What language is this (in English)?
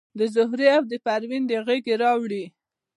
Pashto